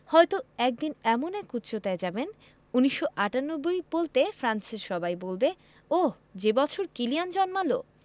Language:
Bangla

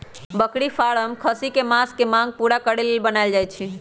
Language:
Magahi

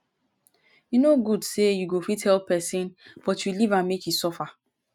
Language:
Nigerian Pidgin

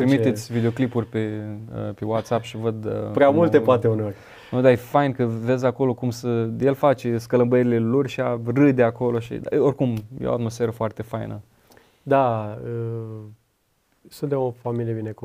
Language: Romanian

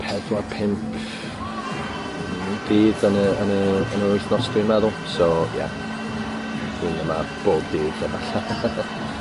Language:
Welsh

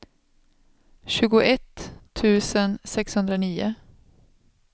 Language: Swedish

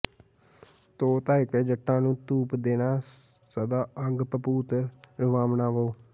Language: Punjabi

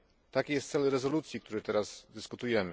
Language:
Polish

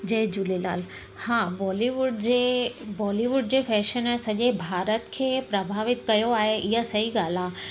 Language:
Sindhi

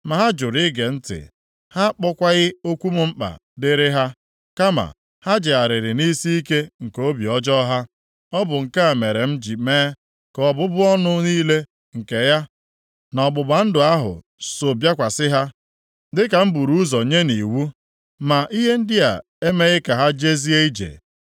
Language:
Igbo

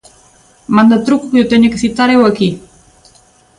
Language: Galician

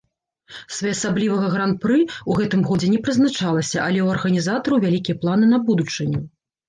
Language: Belarusian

